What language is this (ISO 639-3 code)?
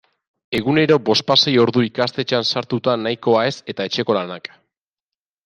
eus